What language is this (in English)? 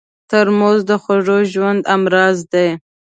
Pashto